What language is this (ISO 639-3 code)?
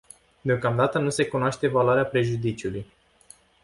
ron